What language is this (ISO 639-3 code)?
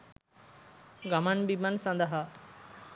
sin